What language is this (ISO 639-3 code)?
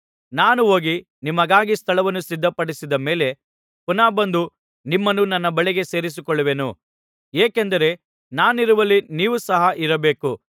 kan